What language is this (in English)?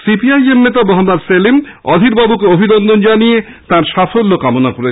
Bangla